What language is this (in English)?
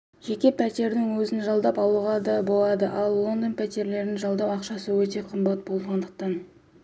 Kazakh